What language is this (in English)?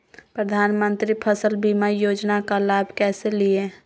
Magahi